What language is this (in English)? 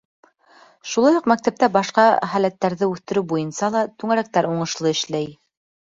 Bashkir